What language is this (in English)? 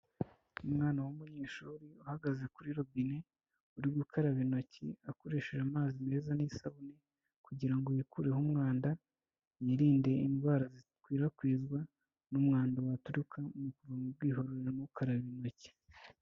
Kinyarwanda